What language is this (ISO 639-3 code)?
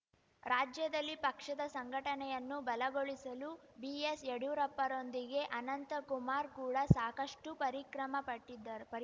kan